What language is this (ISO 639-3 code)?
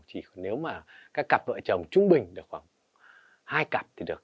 vie